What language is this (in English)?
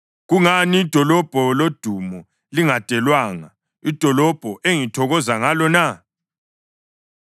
North Ndebele